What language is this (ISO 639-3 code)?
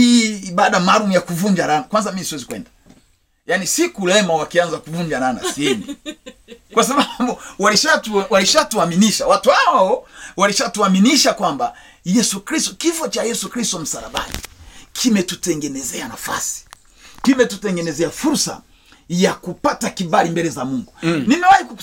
swa